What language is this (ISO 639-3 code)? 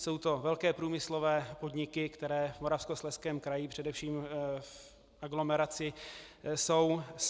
ces